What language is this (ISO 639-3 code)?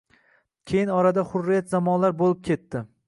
uzb